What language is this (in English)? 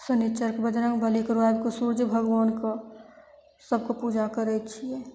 Maithili